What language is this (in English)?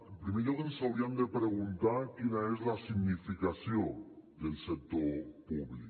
Catalan